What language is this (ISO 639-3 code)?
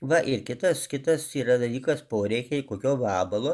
lit